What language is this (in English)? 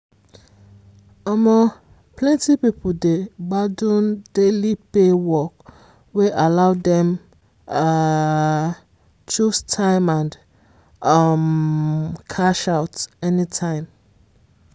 Nigerian Pidgin